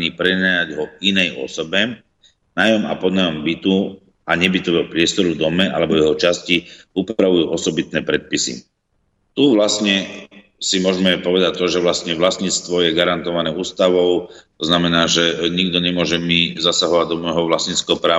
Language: Slovak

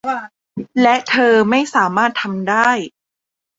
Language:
Thai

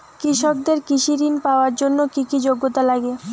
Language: Bangla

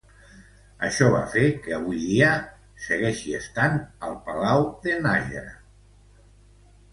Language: Catalan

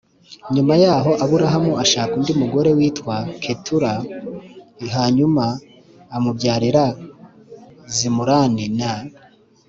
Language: Kinyarwanda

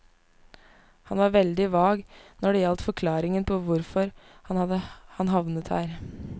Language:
Norwegian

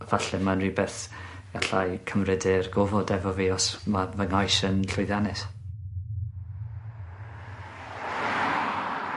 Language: Welsh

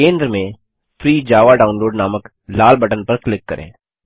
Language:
Hindi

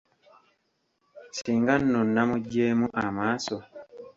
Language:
Ganda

